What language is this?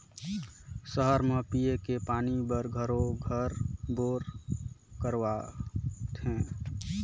Chhattisgarhi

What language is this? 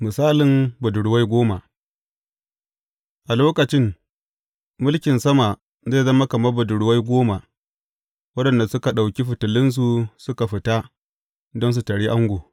Hausa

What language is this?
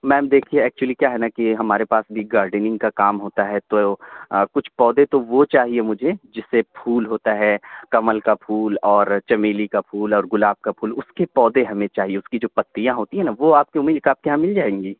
Urdu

